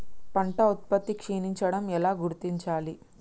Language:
Telugu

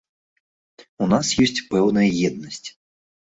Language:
Belarusian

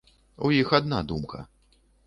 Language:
Belarusian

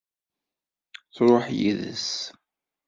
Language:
Kabyle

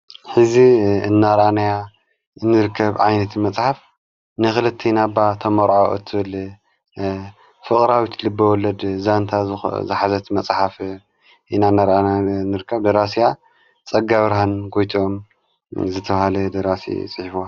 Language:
Tigrinya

